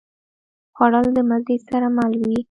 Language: Pashto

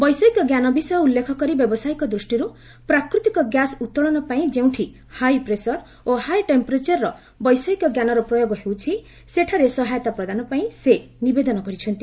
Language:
Odia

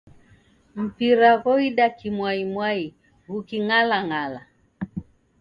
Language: Taita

